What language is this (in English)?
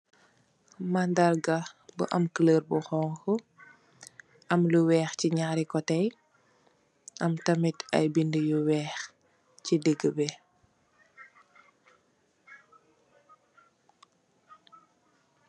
Wolof